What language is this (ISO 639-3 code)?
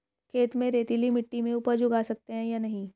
hin